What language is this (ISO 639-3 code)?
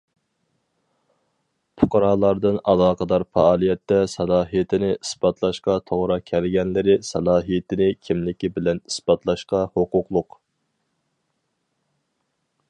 uig